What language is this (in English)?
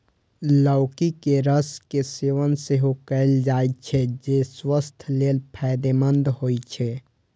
Maithili